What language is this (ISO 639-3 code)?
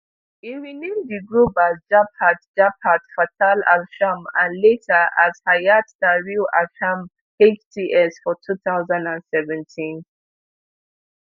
pcm